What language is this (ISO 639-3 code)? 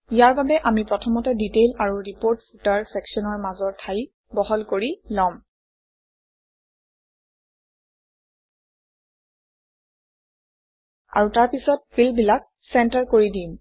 asm